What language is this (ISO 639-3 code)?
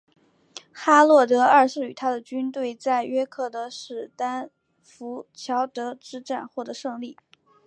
zho